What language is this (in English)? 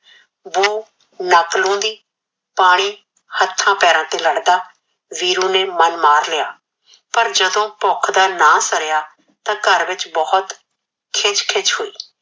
Punjabi